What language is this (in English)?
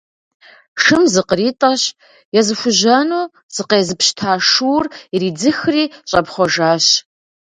Kabardian